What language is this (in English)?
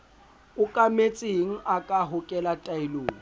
Southern Sotho